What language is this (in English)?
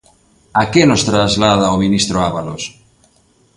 Galician